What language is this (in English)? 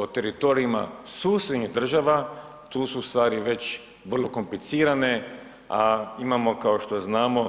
Croatian